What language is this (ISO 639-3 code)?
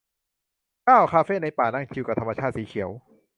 tha